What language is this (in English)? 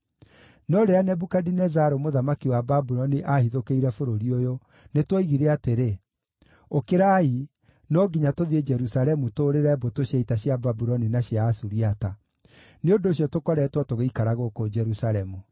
Kikuyu